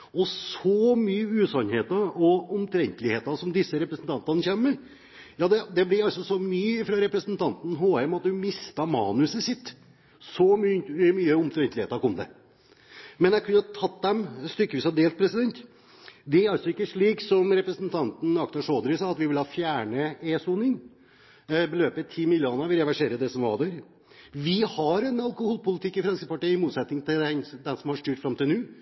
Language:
Norwegian Bokmål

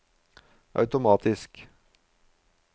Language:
Norwegian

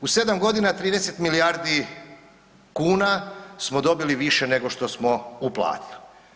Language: Croatian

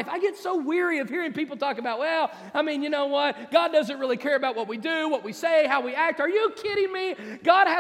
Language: English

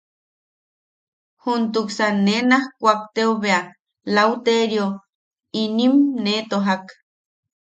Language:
Yaqui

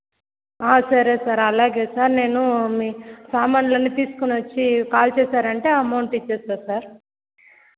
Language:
Telugu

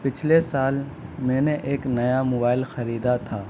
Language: Urdu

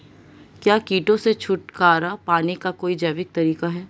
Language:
Hindi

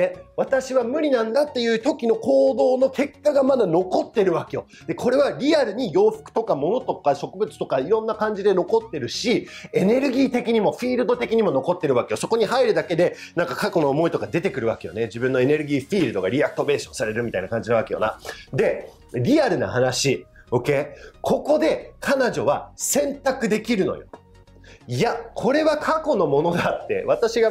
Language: Japanese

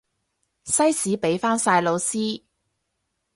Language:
Cantonese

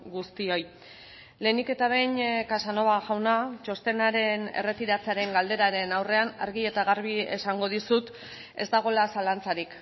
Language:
Basque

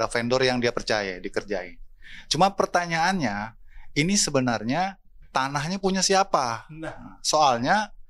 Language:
Indonesian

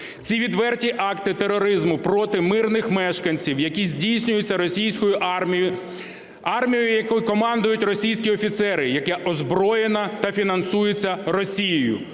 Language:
Ukrainian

